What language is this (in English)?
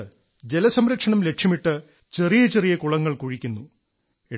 Malayalam